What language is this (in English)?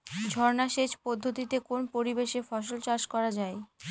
Bangla